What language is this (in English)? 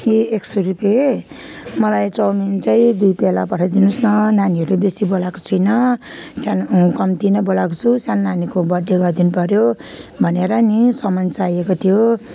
Nepali